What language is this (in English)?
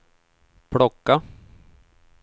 Swedish